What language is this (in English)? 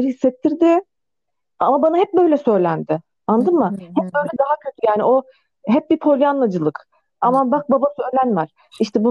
Turkish